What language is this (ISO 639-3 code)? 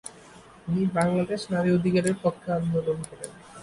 ben